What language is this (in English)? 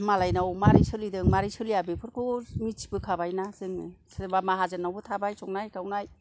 Bodo